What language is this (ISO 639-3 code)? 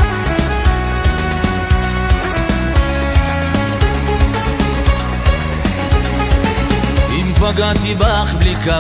heb